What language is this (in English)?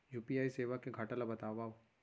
Chhattisgarhi